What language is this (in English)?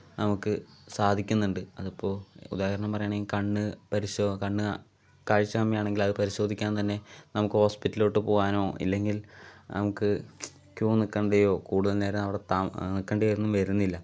Malayalam